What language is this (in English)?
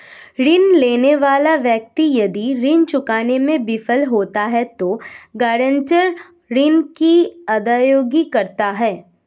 Hindi